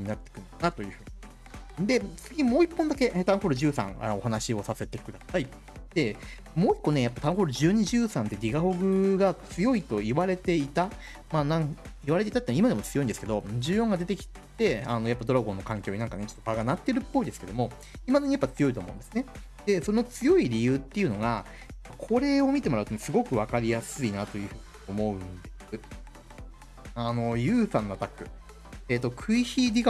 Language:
Japanese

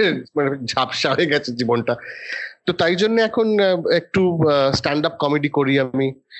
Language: Bangla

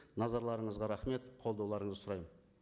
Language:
Kazakh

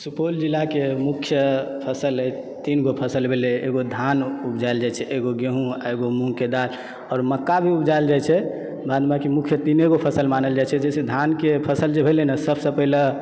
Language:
Maithili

